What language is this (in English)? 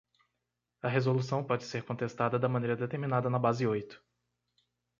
Portuguese